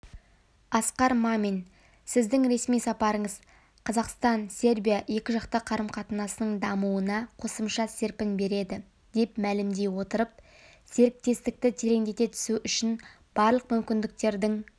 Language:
Kazakh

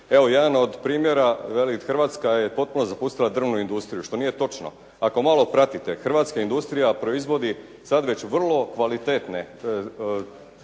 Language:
Croatian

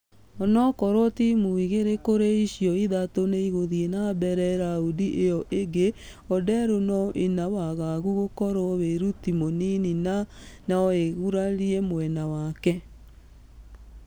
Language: Kikuyu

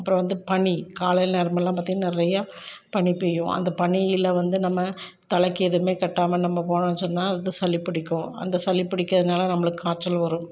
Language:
Tamil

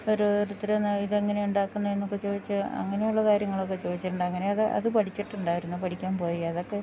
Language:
Malayalam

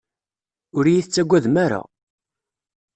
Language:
Kabyle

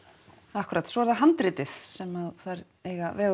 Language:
Icelandic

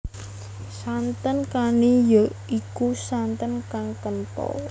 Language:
Javanese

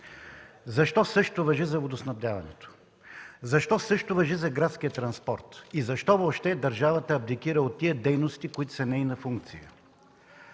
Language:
Bulgarian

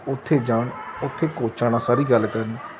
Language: Punjabi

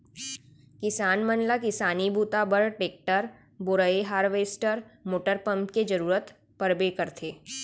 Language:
Chhattisgarhi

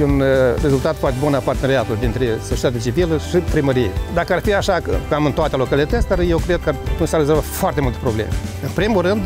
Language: Romanian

